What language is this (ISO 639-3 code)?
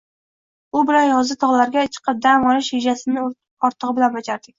uzb